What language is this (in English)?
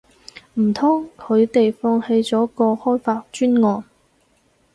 Cantonese